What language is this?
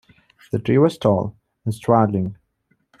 English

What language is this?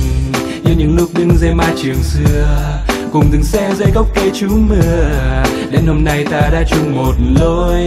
Vietnamese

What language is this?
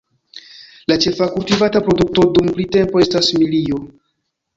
Esperanto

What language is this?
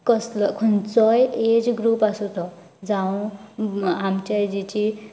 Konkani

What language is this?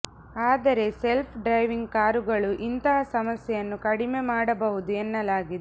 Kannada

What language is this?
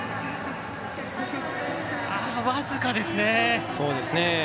Japanese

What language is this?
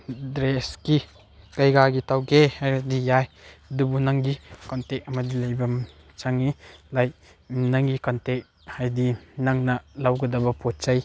Manipuri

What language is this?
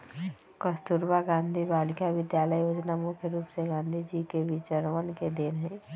Magahi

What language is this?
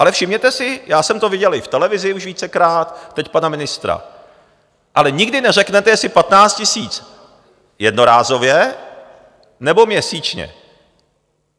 Czech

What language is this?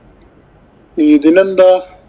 Malayalam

